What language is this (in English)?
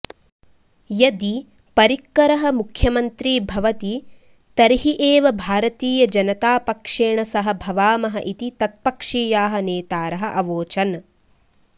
Sanskrit